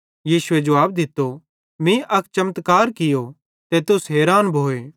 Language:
Bhadrawahi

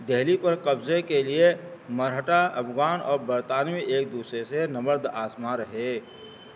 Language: Urdu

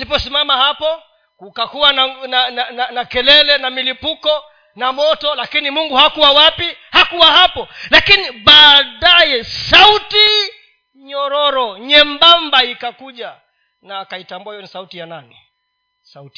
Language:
Swahili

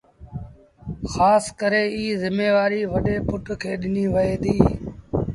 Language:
Sindhi Bhil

